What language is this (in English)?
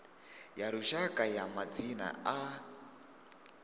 Venda